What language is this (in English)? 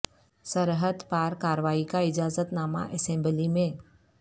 Urdu